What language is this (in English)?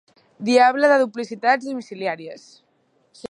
Catalan